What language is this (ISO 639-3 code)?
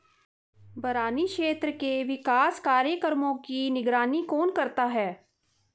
hin